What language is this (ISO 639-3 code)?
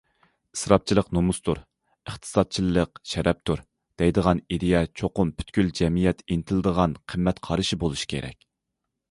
uig